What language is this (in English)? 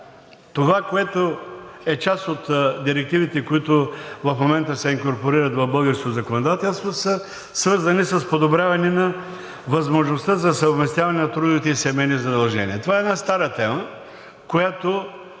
Bulgarian